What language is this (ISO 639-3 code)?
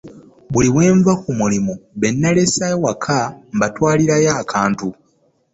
lug